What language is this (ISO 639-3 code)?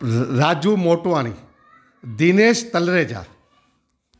snd